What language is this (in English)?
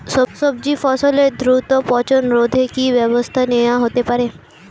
Bangla